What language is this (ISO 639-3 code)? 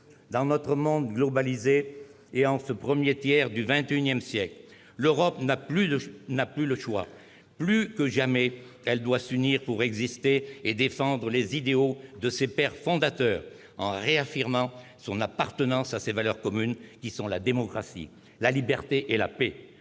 fra